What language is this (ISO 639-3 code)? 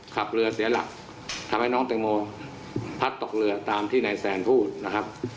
tha